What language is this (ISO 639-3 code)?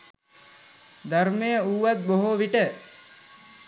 sin